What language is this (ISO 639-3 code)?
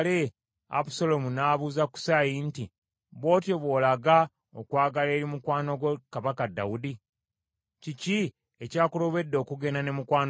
lug